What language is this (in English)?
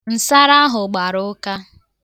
Igbo